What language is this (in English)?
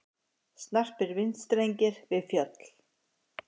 Icelandic